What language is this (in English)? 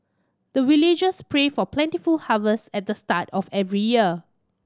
English